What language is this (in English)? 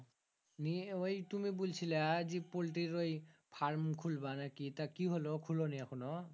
Bangla